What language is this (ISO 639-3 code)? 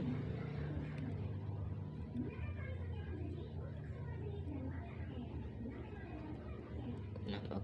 ind